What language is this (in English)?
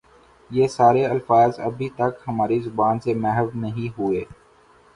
Urdu